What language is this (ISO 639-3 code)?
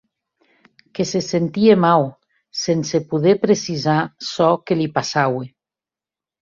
oci